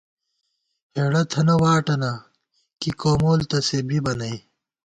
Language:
Gawar-Bati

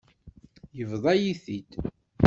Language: Kabyle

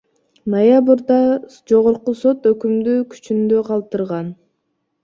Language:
Kyrgyz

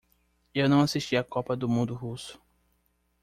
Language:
Portuguese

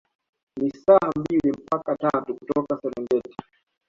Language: Swahili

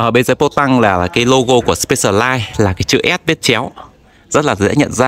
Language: Vietnamese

